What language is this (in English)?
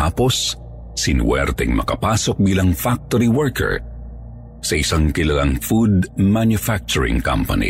Filipino